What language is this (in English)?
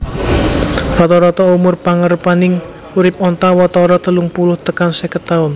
Javanese